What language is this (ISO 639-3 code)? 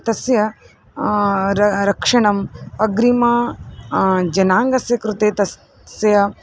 san